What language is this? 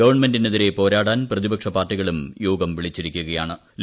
Malayalam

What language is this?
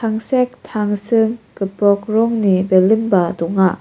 Garo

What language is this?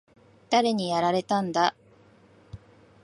Japanese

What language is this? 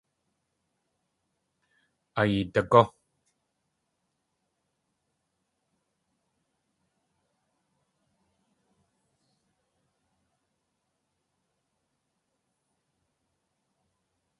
Tlingit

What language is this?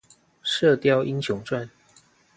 Chinese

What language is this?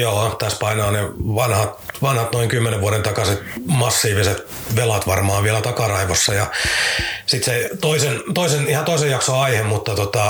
Finnish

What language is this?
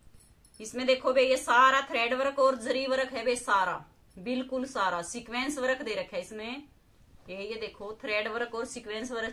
Hindi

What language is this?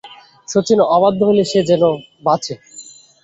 Bangla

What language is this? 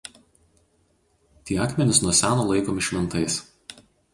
Lithuanian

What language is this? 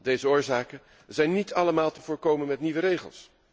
Dutch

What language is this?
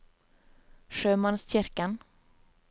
Norwegian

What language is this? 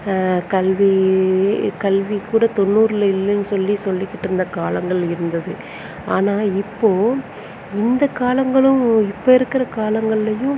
Tamil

